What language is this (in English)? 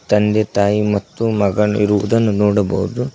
Kannada